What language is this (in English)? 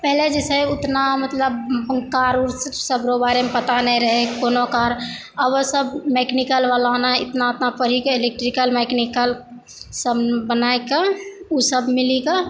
Maithili